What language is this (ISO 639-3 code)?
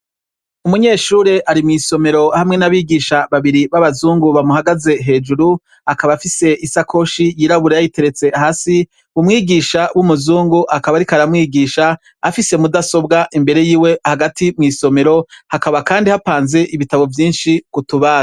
run